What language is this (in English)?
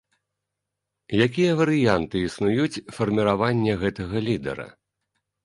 Belarusian